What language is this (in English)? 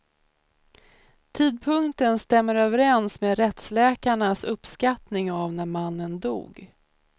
Swedish